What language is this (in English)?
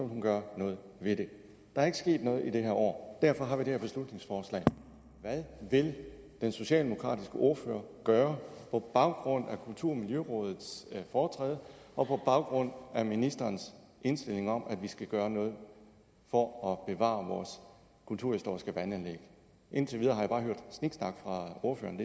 Danish